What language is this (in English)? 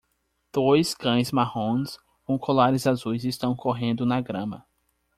Portuguese